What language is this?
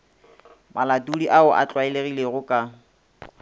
Northern Sotho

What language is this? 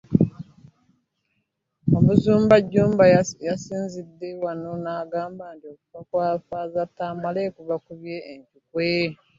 Ganda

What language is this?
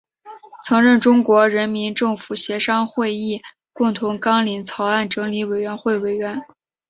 Chinese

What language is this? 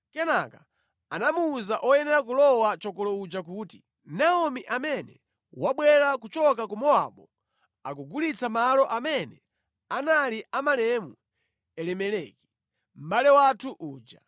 Nyanja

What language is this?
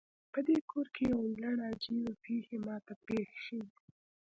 Pashto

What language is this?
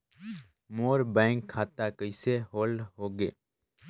Chhattisgarhi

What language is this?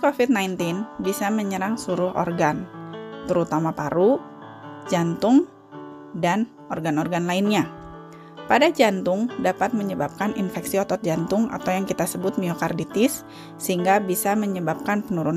Indonesian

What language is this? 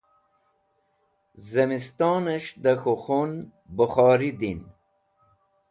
Wakhi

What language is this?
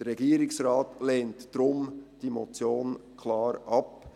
Swiss German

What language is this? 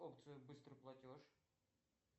Russian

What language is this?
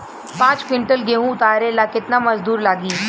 Bhojpuri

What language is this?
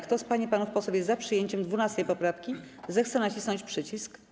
Polish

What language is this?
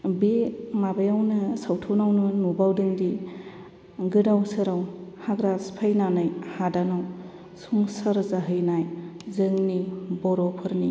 Bodo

